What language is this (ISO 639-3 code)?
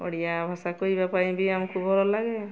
ori